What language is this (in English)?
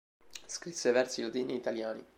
Italian